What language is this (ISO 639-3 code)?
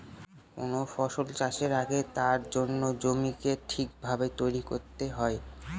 ben